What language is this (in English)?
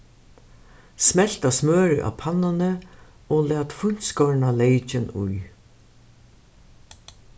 Faroese